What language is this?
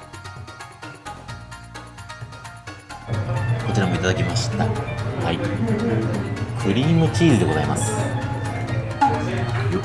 Japanese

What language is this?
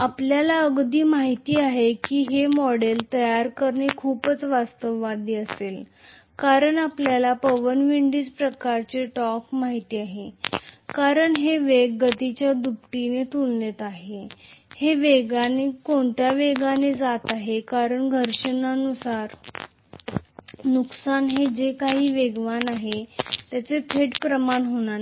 Marathi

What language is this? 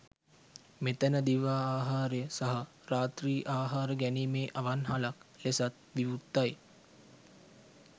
Sinhala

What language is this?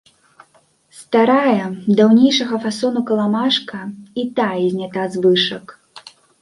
Belarusian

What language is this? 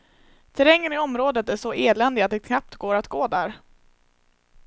Swedish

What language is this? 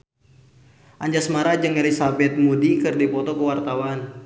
Sundanese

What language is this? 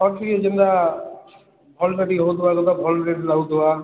Odia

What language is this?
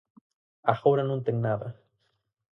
Galician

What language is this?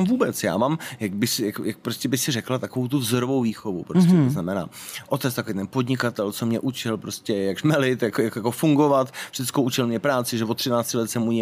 Czech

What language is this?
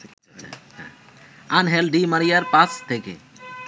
Bangla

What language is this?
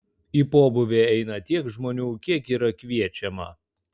Lithuanian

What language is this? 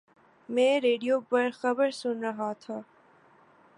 Urdu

